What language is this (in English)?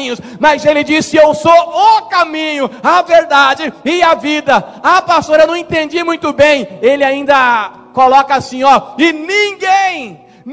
Portuguese